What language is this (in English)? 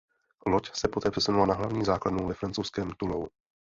Czech